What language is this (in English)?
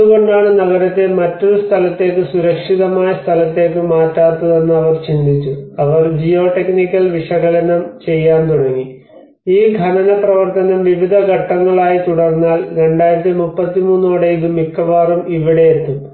Malayalam